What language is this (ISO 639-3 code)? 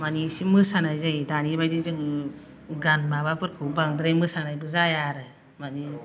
brx